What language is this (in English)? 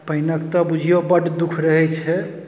Maithili